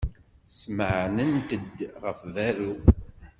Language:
Kabyle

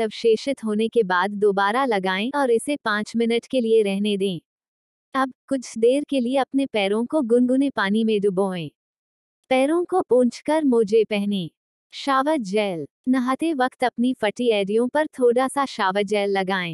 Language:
Hindi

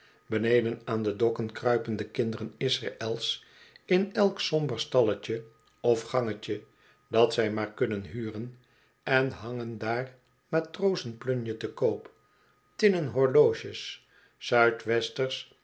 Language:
Dutch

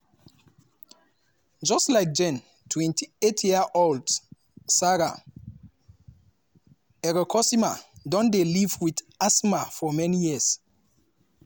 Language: Nigerian Pidgin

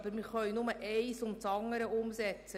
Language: Swiss German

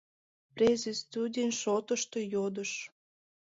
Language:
Mari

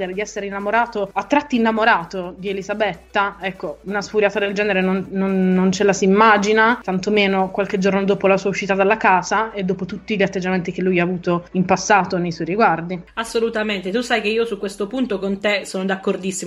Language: Italian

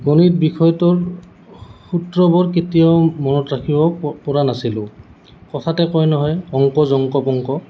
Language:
Assamese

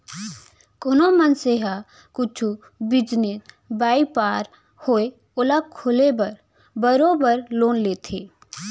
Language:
Chhattisgarhi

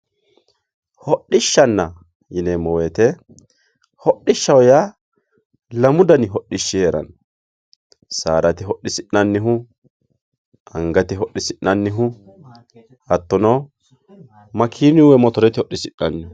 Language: Sidamo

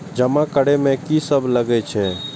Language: Maithili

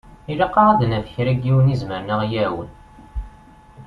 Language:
Kabyle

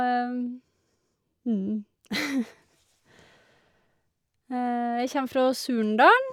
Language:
Norwegian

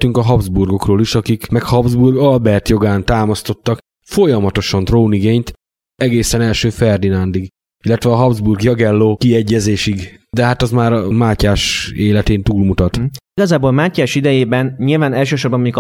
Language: Hungarian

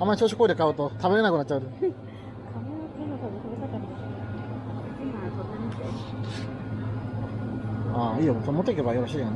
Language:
Japanese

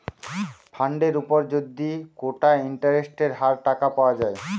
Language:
Bangla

